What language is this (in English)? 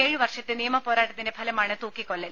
Malayalam